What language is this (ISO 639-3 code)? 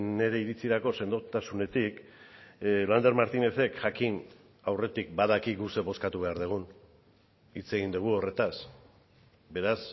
eus